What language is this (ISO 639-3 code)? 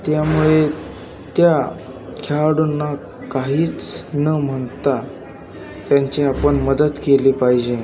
mar